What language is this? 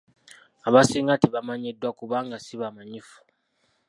Ganda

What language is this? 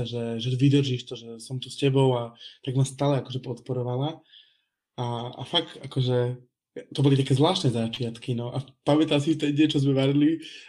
Slovak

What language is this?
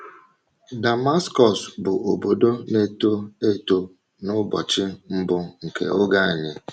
Igbo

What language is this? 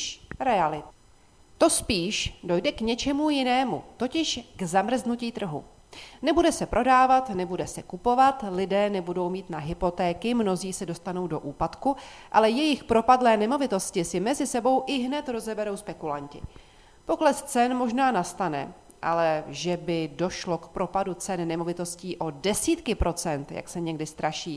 Czech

